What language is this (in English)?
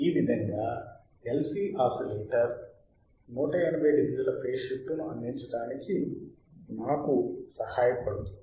Telugu